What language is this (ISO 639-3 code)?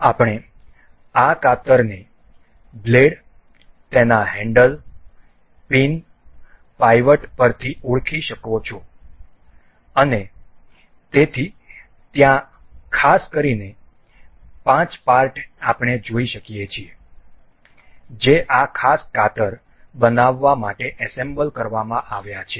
guj